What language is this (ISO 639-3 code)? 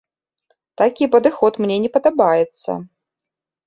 bel